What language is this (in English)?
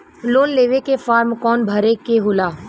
Bhojpuri